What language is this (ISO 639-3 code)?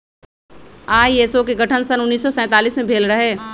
mag